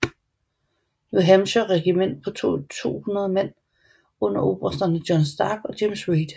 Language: Danish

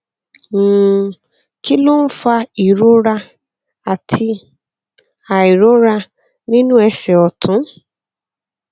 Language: Yoruba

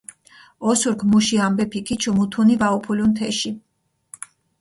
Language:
Mingrelian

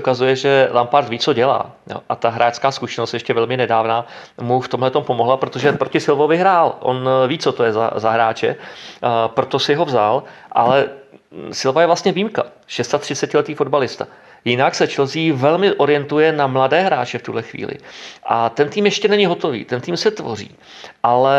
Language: Czech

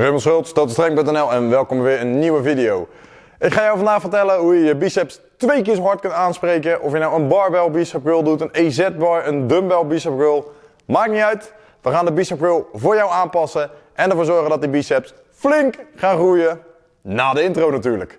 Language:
Dutch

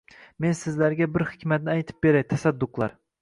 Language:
Uzbek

